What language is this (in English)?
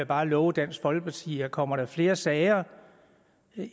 Danish